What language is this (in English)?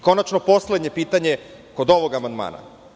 Serbian